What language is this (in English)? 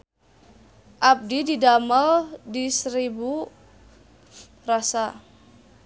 Sundanese